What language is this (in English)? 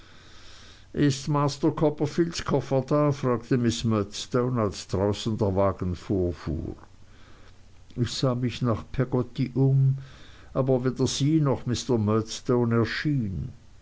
German